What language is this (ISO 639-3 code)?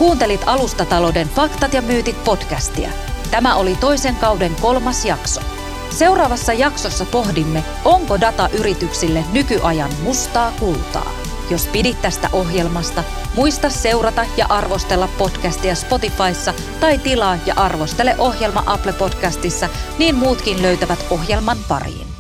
fin